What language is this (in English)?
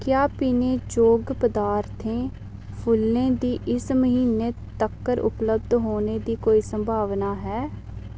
Dogri